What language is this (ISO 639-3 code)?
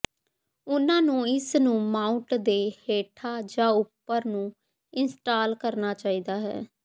pan